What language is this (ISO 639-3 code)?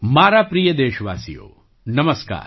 guj